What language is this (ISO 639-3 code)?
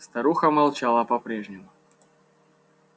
rus